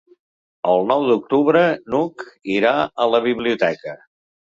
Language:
Catalan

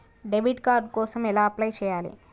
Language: Telugu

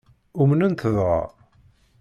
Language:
Kabyle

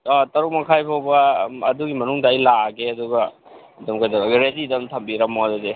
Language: Manipuri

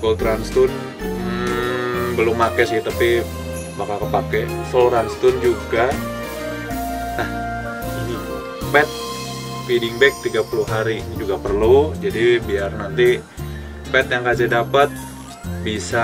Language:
Indonesian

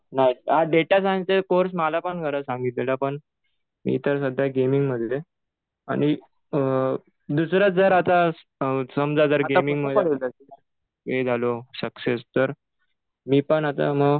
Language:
Marathi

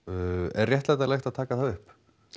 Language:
Icelandic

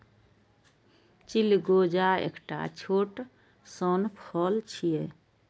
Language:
Maithili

